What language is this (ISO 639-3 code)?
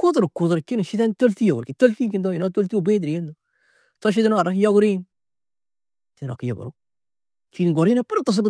tuq